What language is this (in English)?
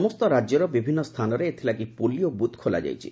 Odia